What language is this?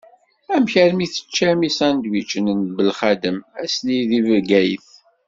Kabyle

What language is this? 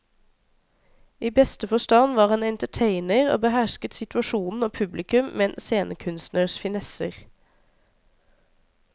Norwegian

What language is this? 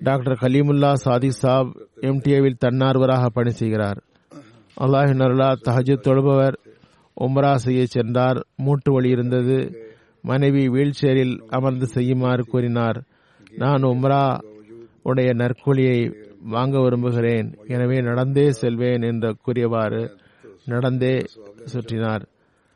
Tamil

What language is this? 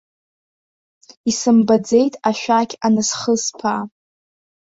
Abkhazian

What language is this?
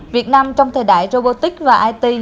Vietnamese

